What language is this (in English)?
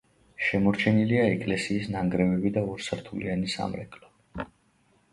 Georgian